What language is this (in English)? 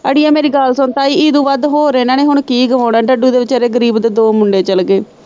Punjabi